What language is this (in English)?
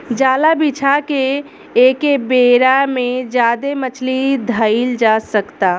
Bhojpuri